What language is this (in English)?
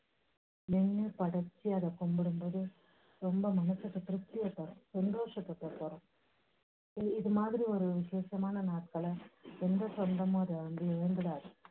Tamil